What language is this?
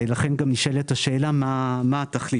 Hebrew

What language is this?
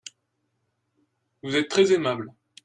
French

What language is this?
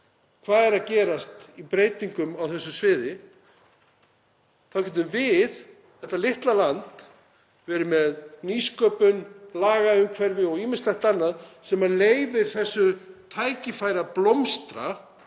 Icelandic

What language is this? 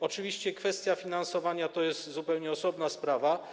Polish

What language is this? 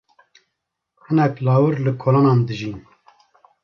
Kurdish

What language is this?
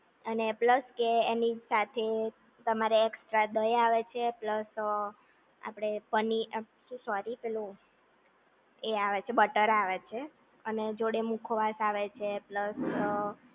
Gujarati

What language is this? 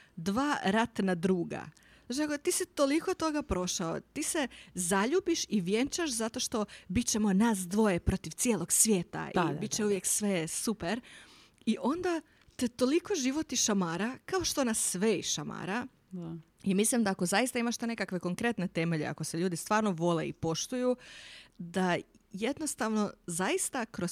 Croatian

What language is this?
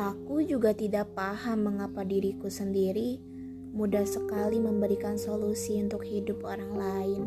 Indonesian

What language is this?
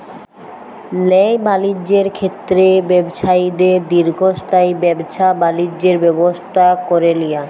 Bangla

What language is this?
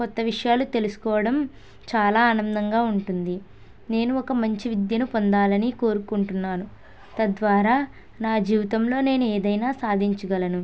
Telugu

